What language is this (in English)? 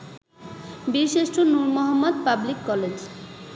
Bangla